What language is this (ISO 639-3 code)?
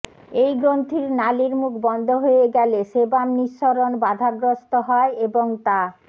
ben